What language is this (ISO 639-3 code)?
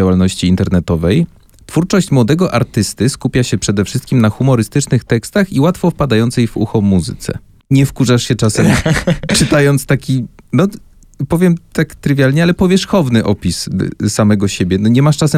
pol